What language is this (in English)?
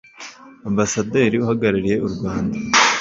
Kinyarwanda